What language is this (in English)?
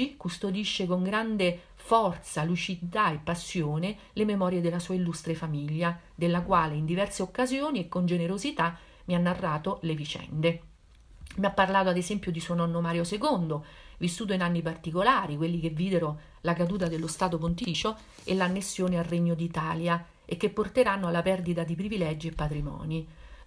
Italian